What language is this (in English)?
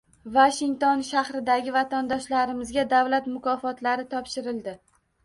Uzbek